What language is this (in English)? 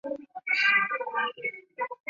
Chinese